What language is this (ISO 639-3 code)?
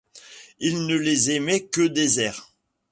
fra